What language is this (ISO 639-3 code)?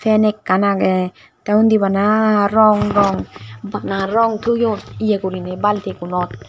ccp